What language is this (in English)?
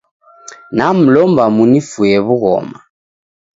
Taita